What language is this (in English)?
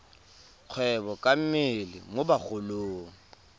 Tswana